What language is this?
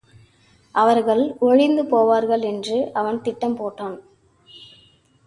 Tamil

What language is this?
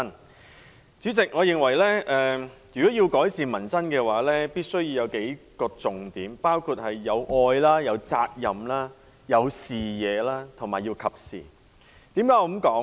Cantonese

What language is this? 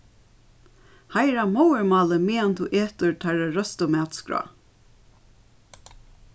Faroese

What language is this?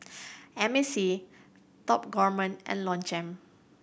English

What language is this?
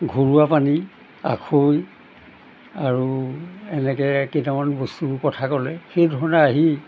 Assamese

